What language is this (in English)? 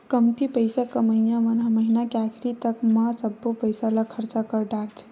Chhattisgarhi